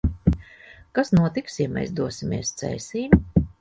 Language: Latvian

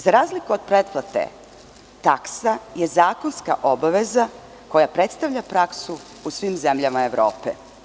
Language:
Serbian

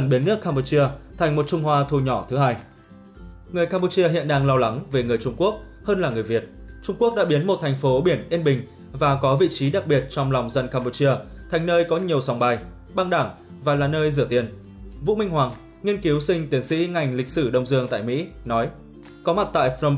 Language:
Vietnamese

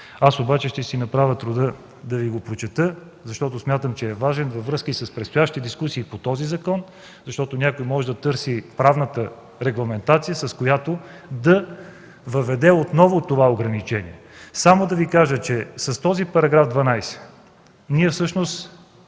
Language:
Bulgarian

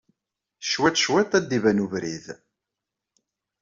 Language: Kabyle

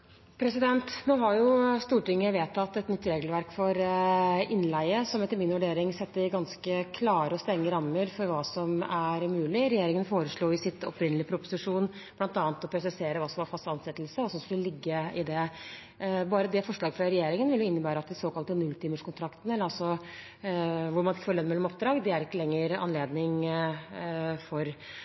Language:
Norwegian Bokmål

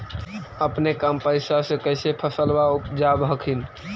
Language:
Magahi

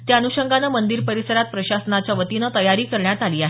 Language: Marathi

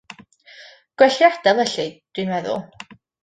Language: Welsh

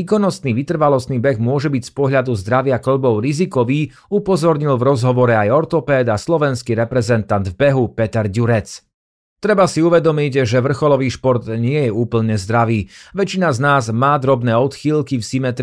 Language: Slovak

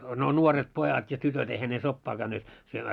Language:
Finnish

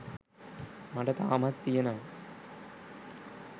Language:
Sinhala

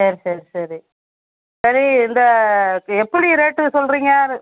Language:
Tamil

